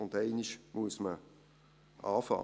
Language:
Swiss German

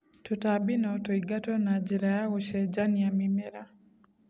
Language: Kikuyu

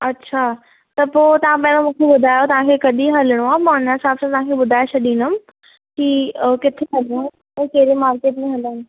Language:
Sindhi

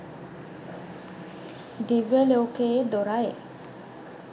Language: Sinhala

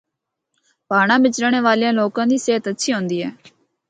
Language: Northern Hindko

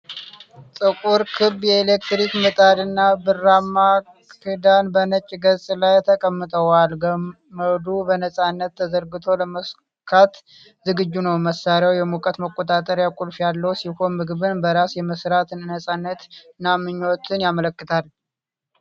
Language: Amharic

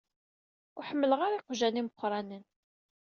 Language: Kabyle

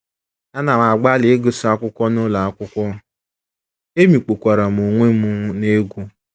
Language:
Igbo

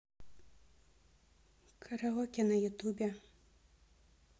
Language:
Russian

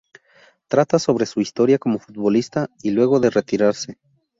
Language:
Spanish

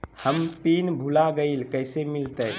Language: Magahi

